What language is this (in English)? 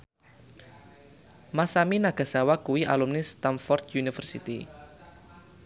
Javanese